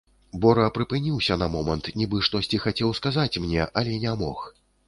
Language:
Belarusian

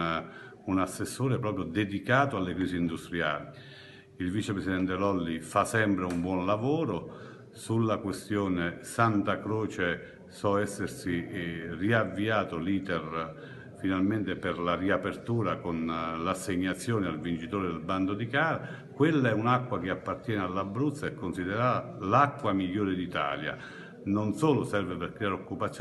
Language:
Italian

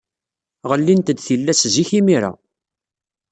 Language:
Kabyle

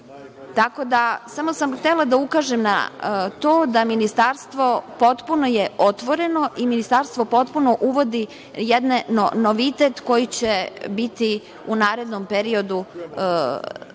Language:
Serbian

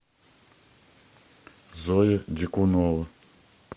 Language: Russian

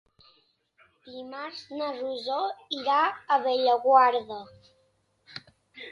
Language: Catalan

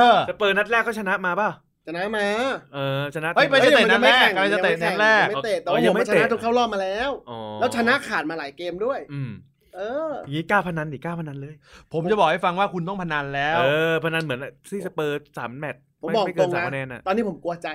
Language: Thai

